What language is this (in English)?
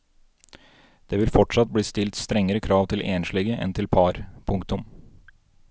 Norwegian